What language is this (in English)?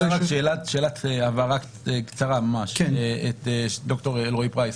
Hebrew